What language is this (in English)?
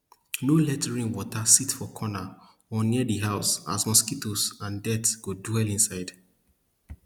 Nigerian Pidgin